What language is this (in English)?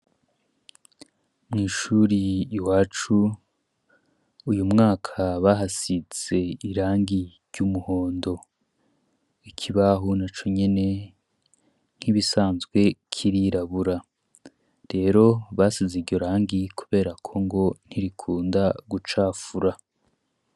Rundi